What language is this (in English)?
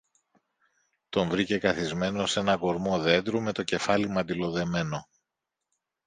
Greek